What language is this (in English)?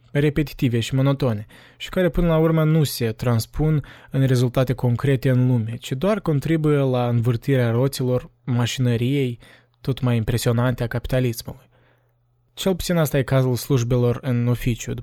Romanian